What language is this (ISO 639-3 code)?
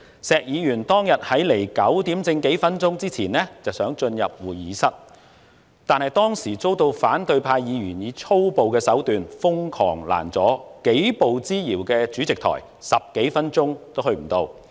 yue